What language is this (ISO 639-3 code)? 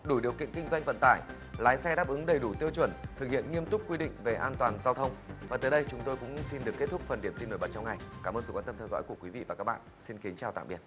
vie